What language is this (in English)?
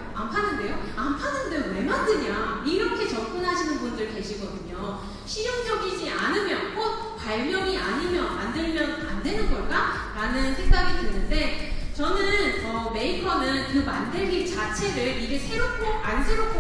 Korean